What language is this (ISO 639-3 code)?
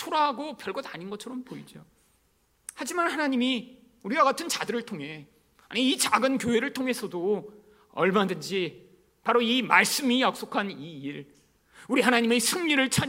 kor